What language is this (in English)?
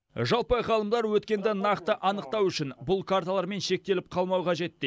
Kazakh